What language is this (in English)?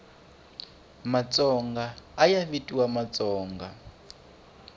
Tsonga